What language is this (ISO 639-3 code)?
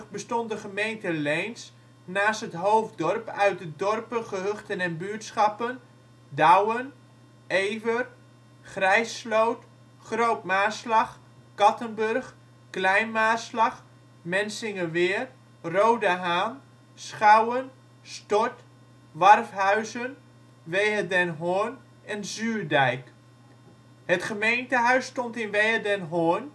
nld